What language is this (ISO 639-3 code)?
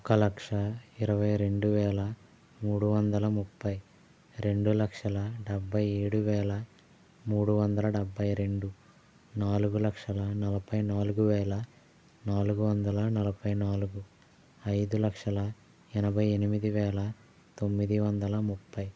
tel